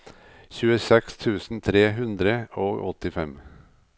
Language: Norwegian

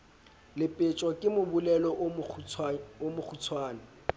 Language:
Southern Sotho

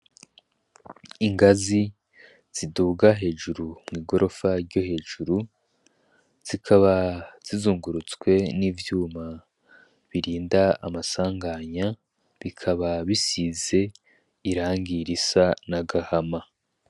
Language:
Rundi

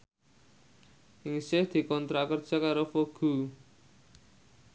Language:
Javanese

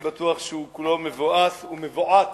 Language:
Hebrew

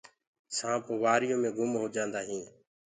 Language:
Gurgula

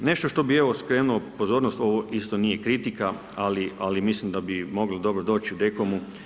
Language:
Croatian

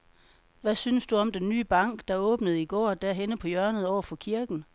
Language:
Danish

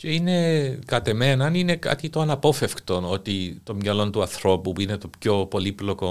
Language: Greek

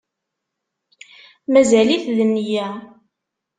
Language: Kabyle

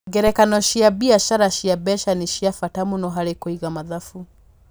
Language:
Kikuyu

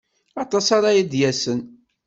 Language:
Kabyle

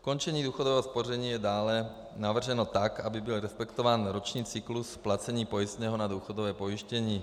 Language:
Czech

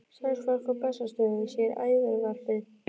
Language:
Icelandic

